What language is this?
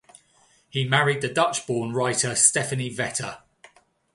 English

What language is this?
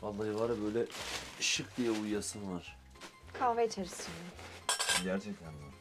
Turkish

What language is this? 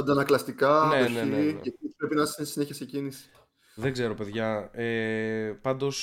Greek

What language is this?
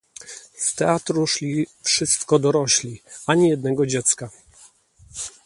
Polish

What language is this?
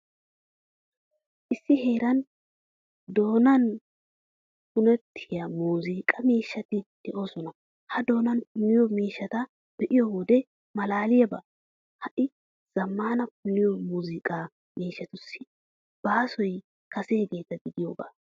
Wolaytta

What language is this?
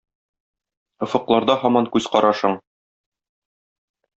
Tatar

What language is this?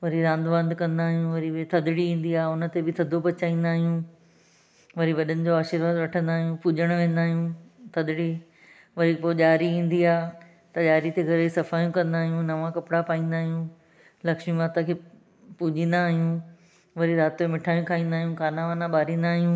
Sindhi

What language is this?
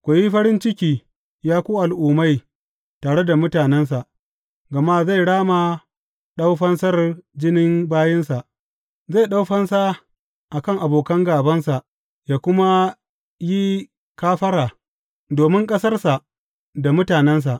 Hausa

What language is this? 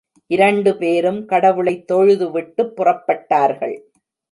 Tamil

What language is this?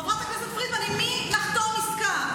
Hebrew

